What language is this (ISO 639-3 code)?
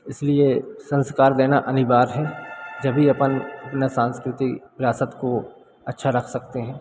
hin